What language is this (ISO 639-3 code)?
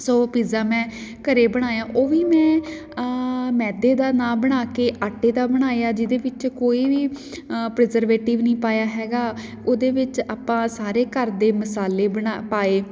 pan